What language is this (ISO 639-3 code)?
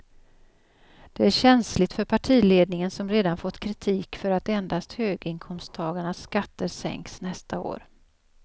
swe